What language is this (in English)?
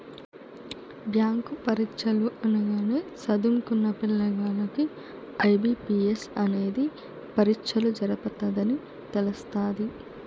Telugu